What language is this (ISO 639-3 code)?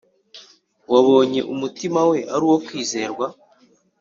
kin